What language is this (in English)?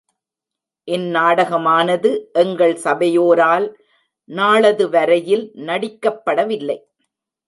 Tamil